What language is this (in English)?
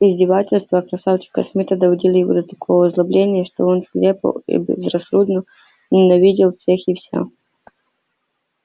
Russian